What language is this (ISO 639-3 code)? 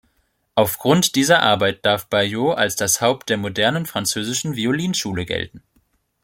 deu